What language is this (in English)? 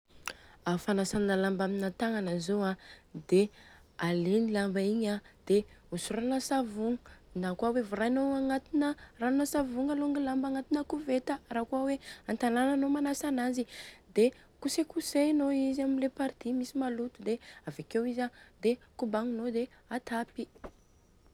Southern Betsimisaraka Malagasy